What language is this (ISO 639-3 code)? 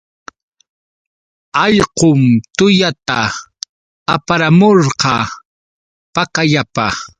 qux